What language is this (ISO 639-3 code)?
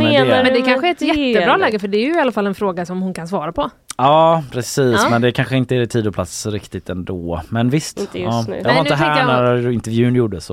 swe